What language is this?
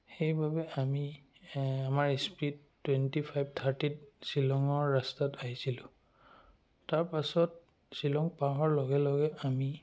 Assamese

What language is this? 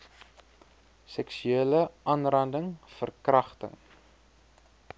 Afrikaans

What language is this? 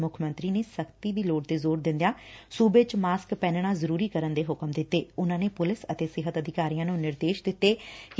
Punjabi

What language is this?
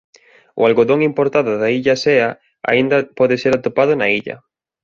Galician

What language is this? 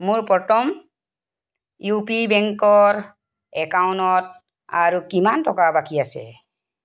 Assamese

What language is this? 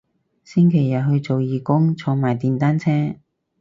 Cantonese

